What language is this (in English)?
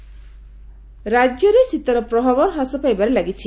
Odia